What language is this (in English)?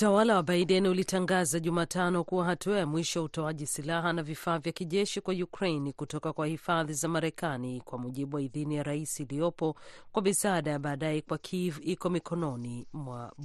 Swahili